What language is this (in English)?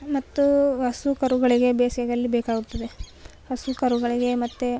Kannada